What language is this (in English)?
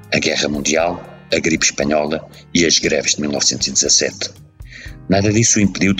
Portuguese